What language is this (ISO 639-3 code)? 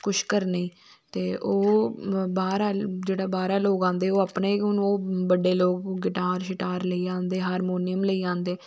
doi